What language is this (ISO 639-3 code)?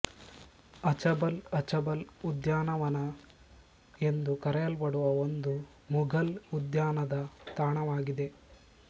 kan